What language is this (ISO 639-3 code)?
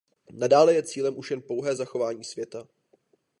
ces